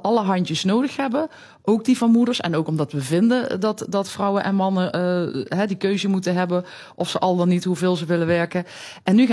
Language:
Dutch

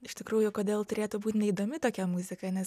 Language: Lithuanian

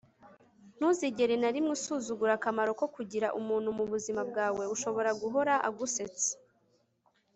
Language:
Kinyarwanda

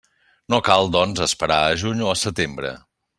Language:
Catalan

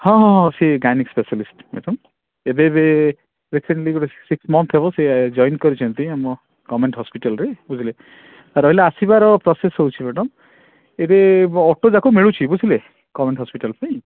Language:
Odia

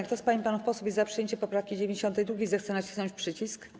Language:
Polish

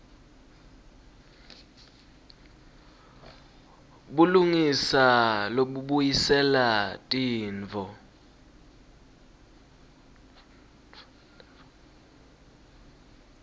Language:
Swati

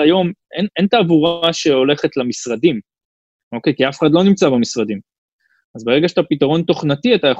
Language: Hebrew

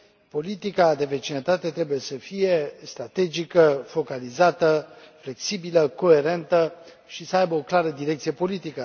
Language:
Romanian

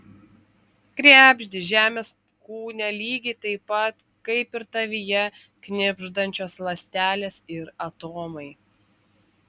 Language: Lithuanian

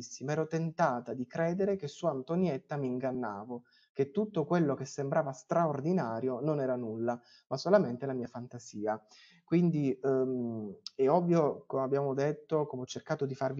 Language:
Italian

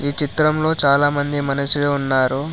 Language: Telugu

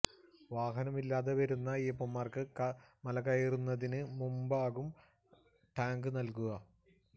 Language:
Malayalam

